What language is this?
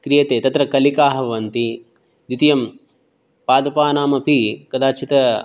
Sanskrit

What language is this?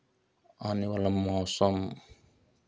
Hindi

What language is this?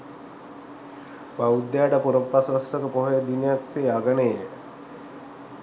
Sinhala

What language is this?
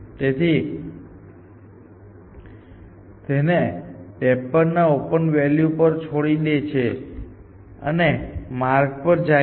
Gujarati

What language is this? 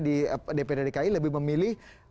Indonesian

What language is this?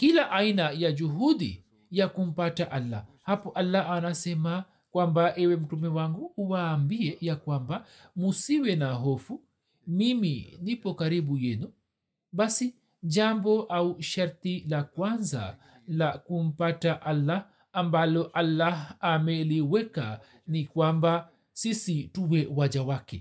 Swahili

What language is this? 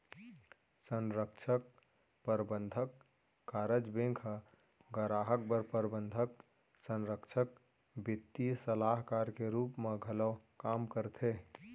Chhattisgarhi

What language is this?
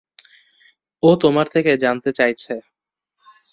Bangla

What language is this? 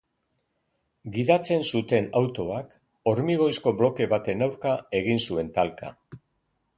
Basque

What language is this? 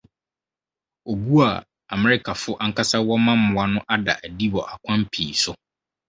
Akan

